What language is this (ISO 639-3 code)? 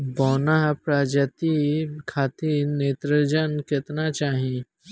bho